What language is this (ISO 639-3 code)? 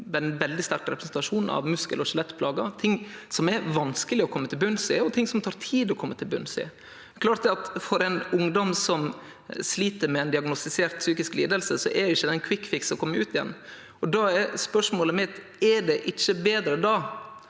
nor